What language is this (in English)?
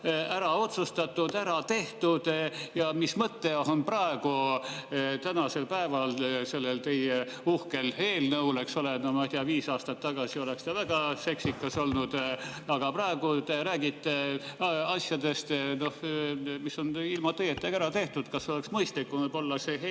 Estonian